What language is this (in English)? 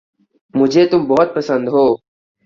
Urdu